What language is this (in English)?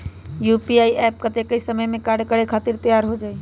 Magahi